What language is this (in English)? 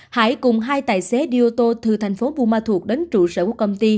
Vietnamese